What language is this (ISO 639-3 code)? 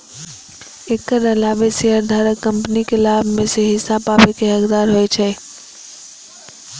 mai